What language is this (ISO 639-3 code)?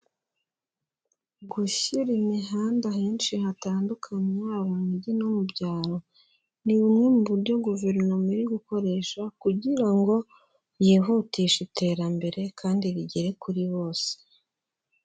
kin